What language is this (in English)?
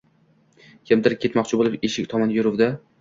Uzbek